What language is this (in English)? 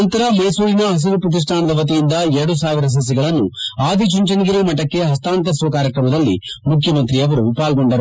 Kannada